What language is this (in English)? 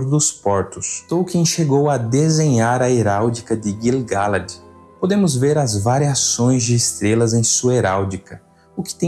Portuguese